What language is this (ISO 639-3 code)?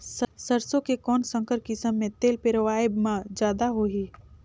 hne